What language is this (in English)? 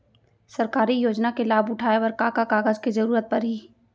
Chhattisgarhi